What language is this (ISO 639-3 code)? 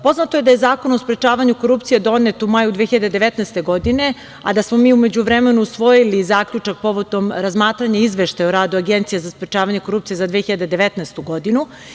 srp